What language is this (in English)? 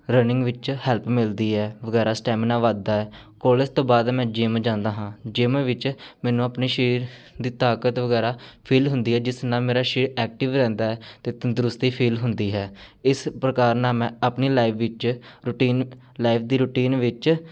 Punjabi